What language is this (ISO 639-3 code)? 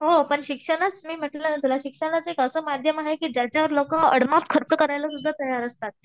mar